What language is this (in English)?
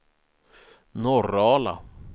Swedish